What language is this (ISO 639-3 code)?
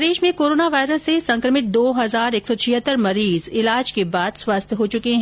hin